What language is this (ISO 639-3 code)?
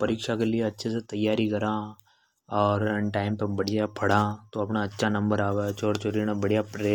hoj